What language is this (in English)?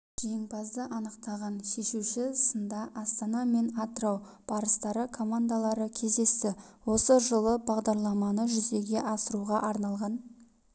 Kazakh